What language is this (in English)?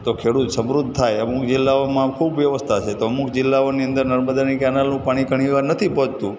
Gujarati